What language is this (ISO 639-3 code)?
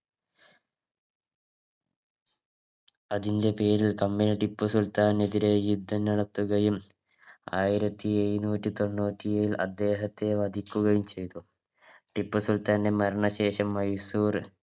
mal